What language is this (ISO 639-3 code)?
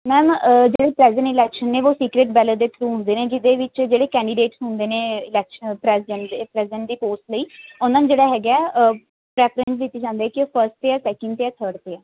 pan